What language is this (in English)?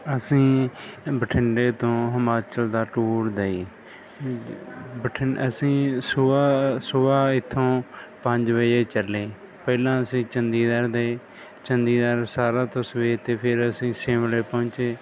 Punjabi